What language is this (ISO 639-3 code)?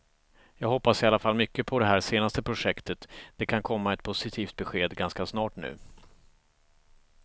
swe